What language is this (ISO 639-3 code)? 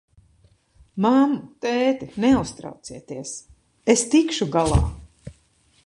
lav